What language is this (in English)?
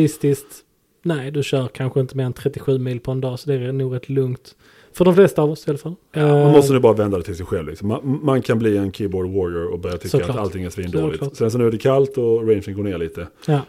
Swedish